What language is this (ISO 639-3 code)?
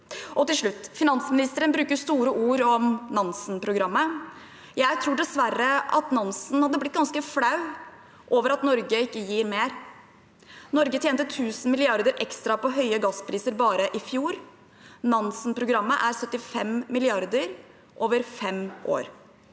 nor